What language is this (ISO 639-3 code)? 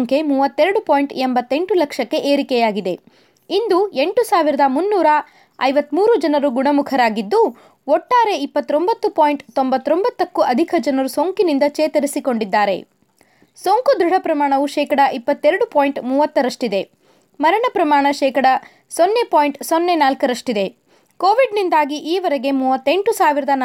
kan